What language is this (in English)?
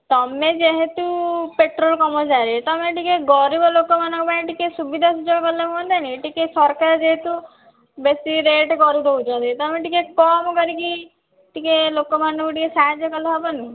Odia